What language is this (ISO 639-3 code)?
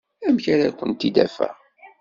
kab